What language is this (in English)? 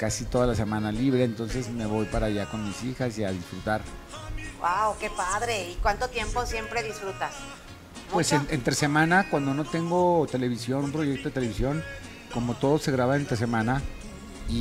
Spanish